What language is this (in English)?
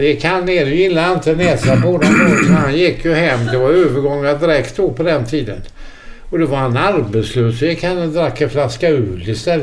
Swedish